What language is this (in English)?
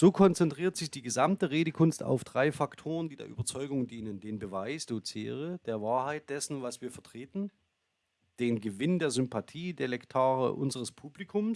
German